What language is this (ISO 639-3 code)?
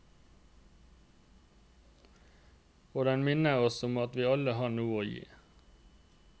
nor